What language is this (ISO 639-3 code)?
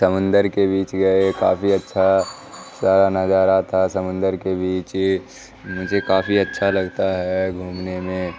urd